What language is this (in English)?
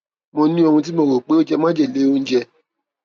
Yoruba